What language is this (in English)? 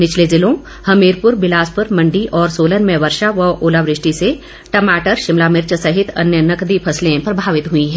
Hindi